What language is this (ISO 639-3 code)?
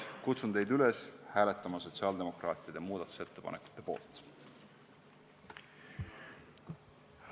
est